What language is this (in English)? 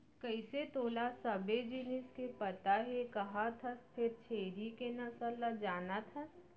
Chhattisgarhi